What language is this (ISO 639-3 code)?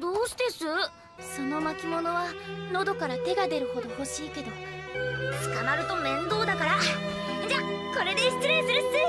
jpn